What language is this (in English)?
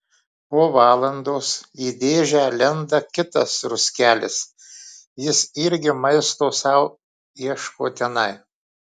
Lithuanian